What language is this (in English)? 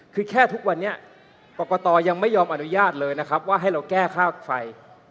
Thai